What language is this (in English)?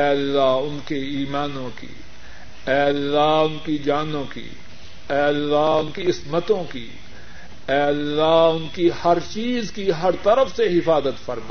Urdu